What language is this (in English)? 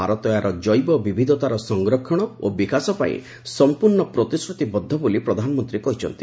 Odia